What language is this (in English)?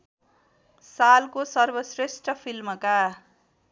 Nepali